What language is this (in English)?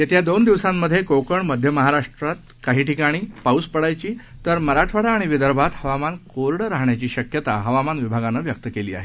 Marathi